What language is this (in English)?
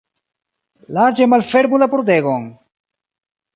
Esperanto